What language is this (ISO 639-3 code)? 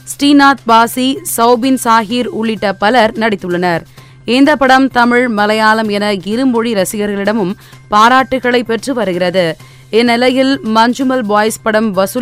tam